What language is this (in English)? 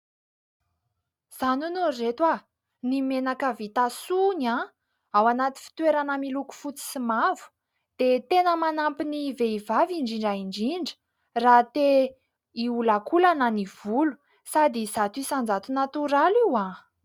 Malagasy